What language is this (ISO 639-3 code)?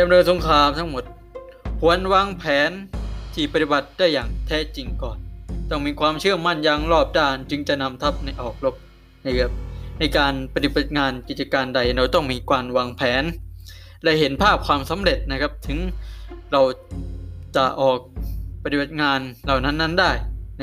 tha